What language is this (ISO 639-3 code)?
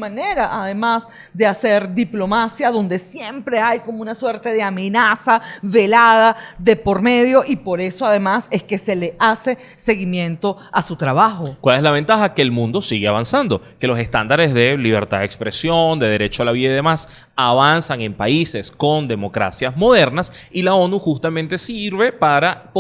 spa